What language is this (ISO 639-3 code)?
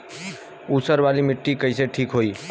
bho